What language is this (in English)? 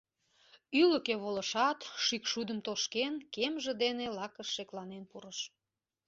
Mari